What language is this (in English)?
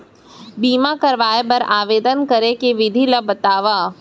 Chhattisgarhi